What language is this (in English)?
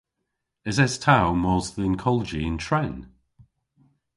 Cornish